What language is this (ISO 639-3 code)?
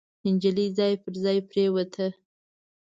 pus